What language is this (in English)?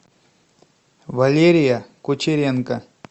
Russian